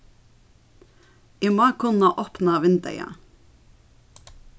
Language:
Faroese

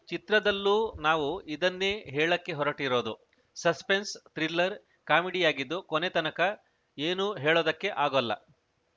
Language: Kannada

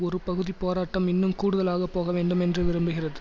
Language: Tamil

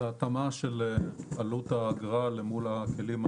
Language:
Hebrew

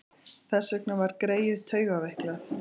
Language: Icelandic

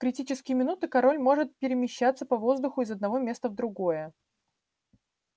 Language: Russian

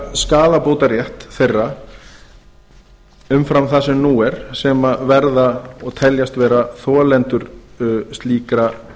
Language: Icelandic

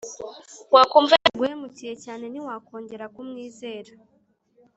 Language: Kinyarwanda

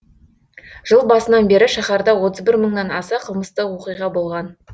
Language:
Kazakh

